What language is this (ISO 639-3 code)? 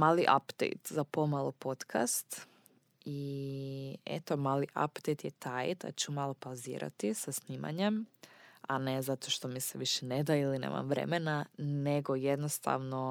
hrv